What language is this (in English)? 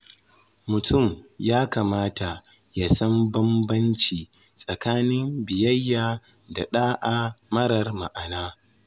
Hausa